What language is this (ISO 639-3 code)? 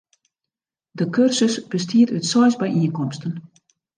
fry